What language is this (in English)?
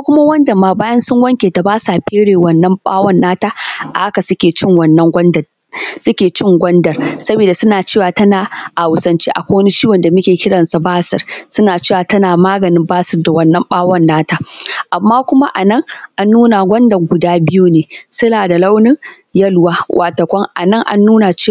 Hausa